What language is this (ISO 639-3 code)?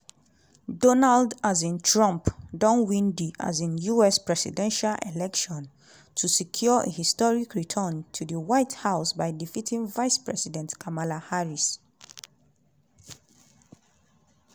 pcm